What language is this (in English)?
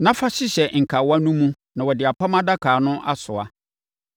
Akan